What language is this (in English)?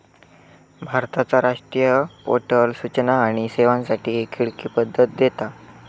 Marathi